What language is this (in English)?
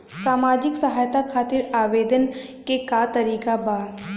Bhojpuri